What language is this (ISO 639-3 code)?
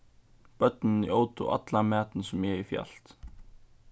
fao